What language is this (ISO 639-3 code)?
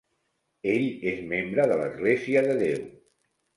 cat